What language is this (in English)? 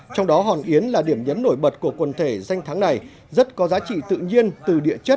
Vietnamese